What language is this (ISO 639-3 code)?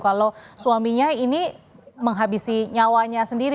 ind